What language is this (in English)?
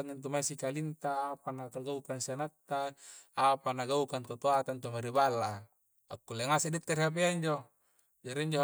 Coastal Konjo